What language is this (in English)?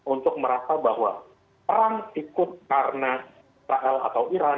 Indonesian